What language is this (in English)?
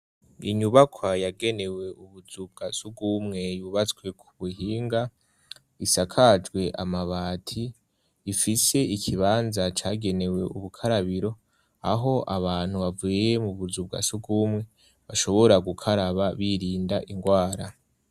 Rundi